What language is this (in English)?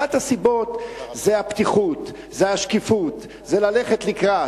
Hebrew